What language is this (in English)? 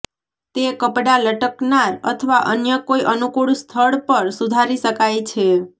Gujarati